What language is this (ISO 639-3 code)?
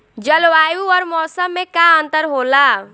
bho